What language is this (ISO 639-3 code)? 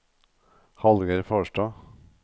nor